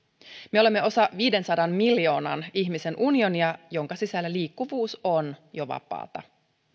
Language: Finnish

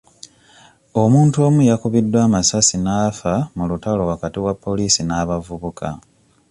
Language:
Ganda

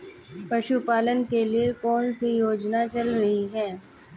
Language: Hindi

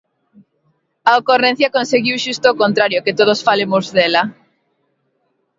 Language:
Galician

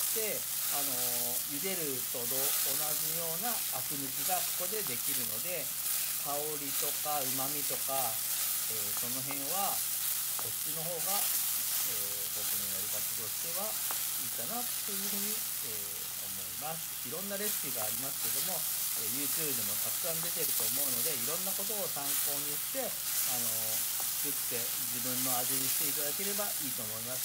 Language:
Japanese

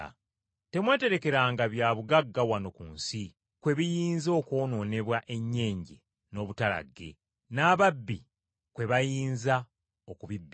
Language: Ganda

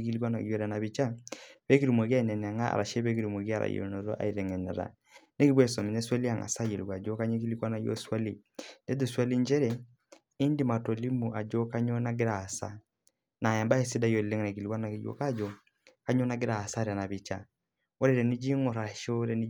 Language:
Masai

